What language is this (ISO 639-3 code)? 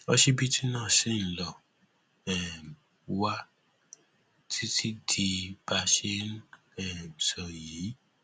yor